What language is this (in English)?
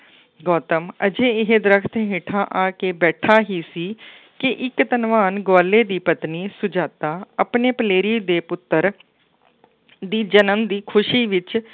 Punjabi